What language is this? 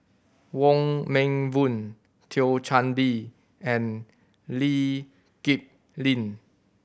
English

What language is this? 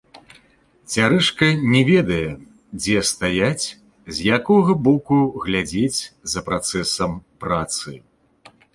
Belarusian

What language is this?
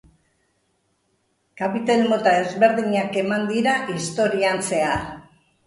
Basque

